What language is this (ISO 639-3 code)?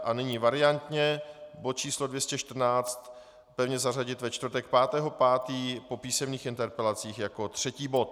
ces